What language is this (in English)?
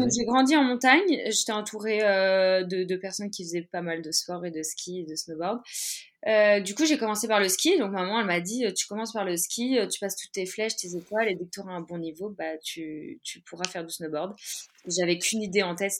French